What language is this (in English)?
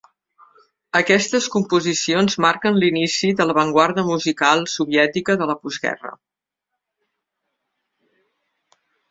Catalan